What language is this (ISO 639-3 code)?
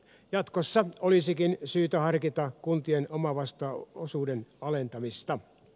fin